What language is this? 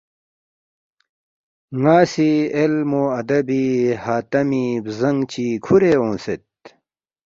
Balti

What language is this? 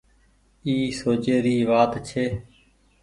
Goaria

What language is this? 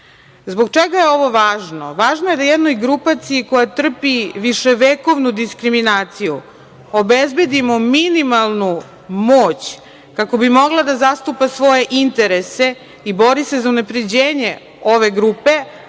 Serbian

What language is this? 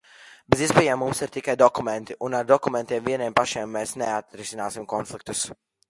Latvian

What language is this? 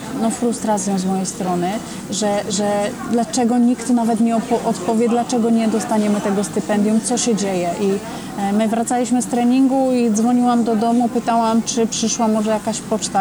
Polish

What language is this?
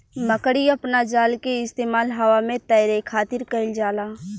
Bhojpuri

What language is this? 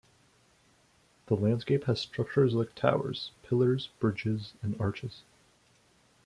English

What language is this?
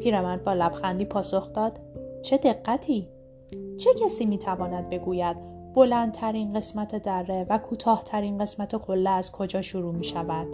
Persian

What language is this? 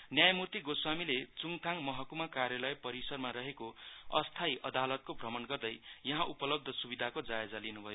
Nepali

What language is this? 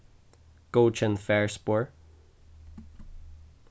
Faroese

